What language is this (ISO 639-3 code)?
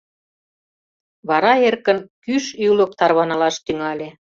chm